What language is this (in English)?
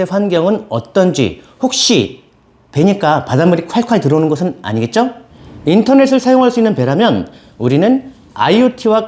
Korean